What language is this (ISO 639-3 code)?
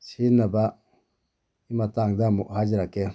mni